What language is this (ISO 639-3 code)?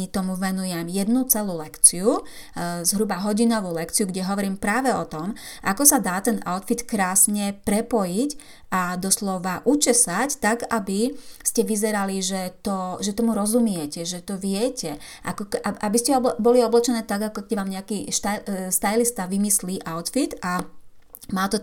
slk